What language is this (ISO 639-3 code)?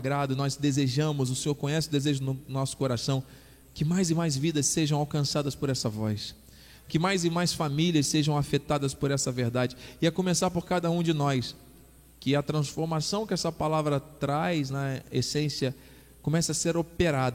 por